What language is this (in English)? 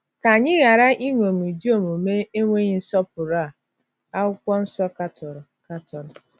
Igbo